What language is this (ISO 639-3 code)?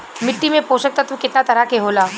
bho